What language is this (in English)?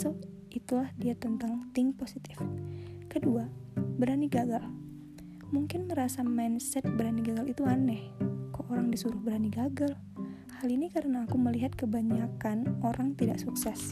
Indonesian